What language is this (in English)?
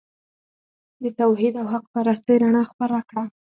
Pashto